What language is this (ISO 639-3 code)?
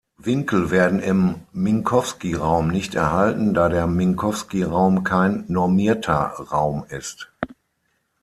deu